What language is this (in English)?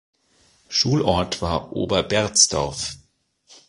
German